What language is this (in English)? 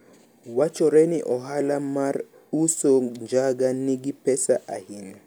Luo (Kenya and Tanzania)